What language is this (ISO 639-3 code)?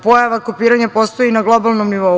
srp